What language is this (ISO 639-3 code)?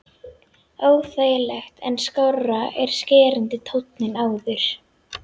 isl